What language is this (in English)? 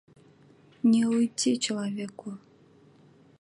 Russian